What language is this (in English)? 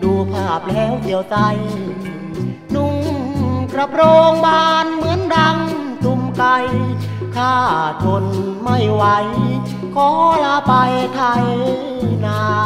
Thai